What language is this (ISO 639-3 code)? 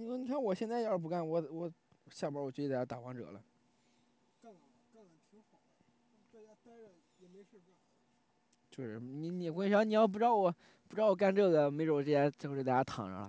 zho